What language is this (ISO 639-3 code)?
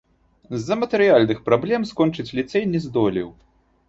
bel